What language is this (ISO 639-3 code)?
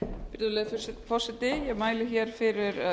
isl